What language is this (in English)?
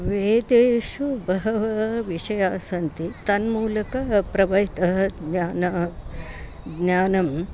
Sanskrit